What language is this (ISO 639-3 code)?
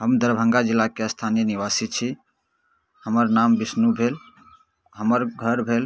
mai